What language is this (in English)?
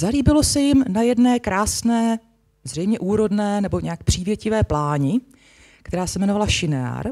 Czech